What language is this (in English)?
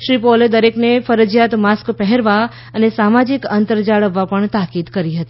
Gujarati